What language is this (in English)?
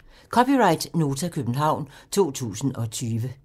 Danish